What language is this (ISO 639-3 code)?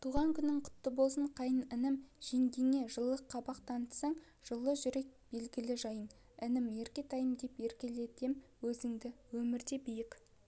kaz